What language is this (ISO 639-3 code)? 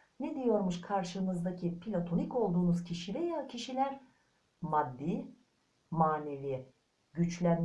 tur